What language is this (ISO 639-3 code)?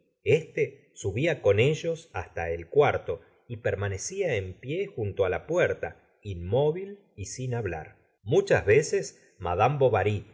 spa